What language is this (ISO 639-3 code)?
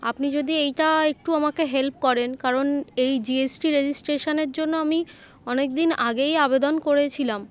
ben